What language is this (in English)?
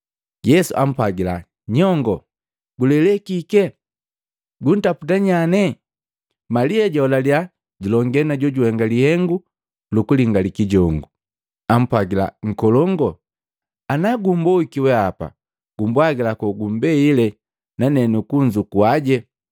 Matengo